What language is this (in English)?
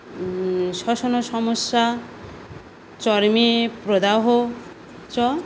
Sanskrit